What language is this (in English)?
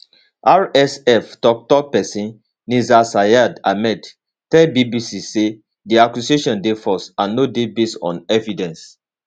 Nigerian Pidgin